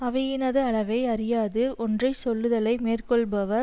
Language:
Tamil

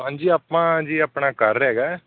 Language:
Punjabi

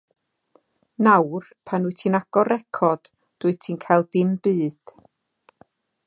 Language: Welsh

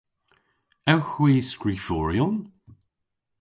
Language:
Cornish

